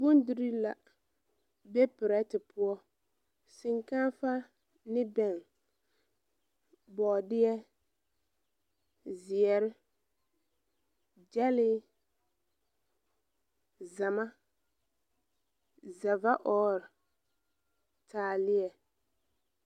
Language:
Southern Dagaare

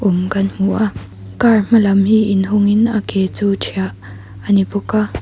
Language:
Mizo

